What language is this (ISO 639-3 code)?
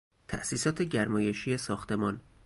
fas